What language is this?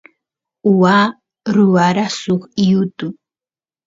Santiago del Estero Quichua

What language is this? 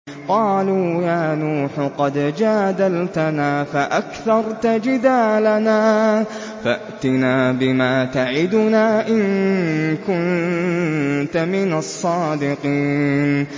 Arabic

